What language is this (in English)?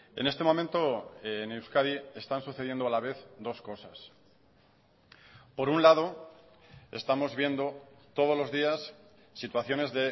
Spanish